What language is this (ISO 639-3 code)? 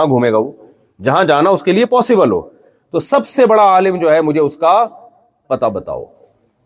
urd